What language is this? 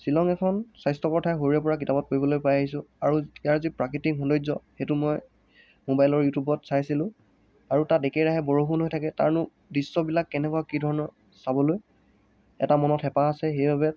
Assamese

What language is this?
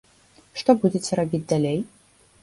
Belarusian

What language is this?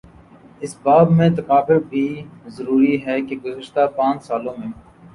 Urdu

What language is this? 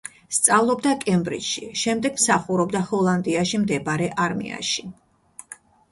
Georgian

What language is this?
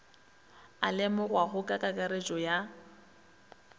Northern Sotho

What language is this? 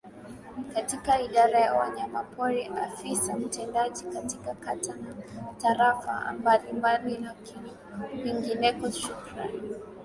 Swahili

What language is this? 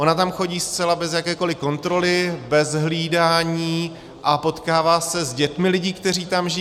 Czech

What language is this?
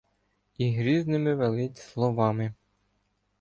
Ukrainian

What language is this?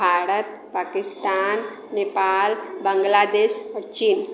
Maithili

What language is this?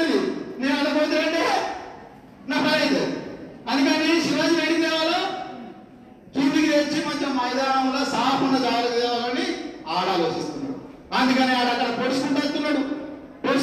Telugu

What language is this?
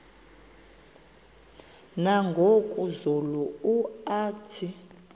Xhosa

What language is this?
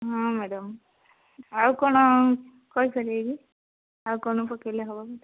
Odia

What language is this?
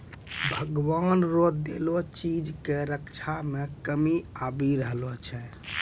Maithili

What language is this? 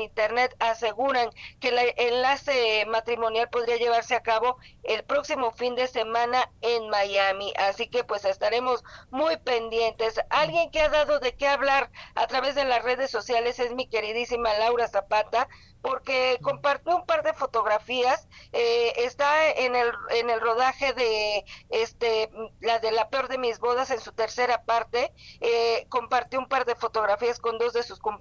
Spanish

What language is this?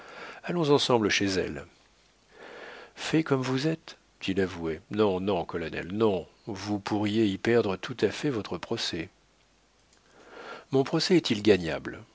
French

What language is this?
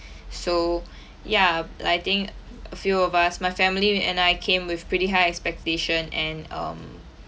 English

